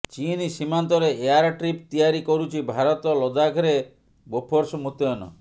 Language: Odia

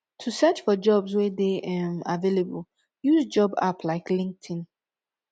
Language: Nigerian Pidgin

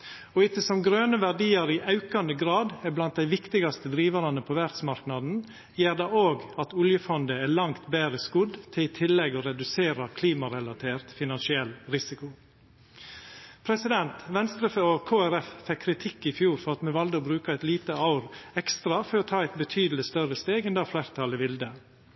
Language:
Norwegian Nynorsk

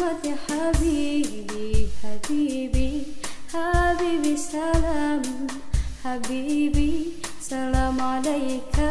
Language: Malay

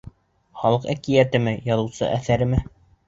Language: Bashkir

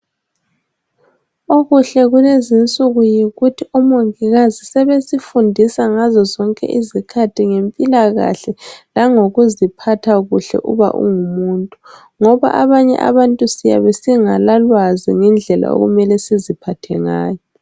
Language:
North Ndebele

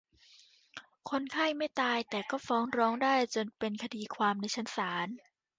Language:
Thai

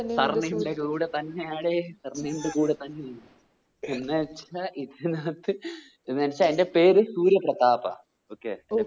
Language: Malayalam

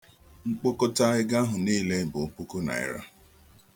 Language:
Igbo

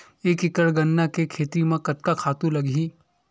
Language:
Chhattisgarhi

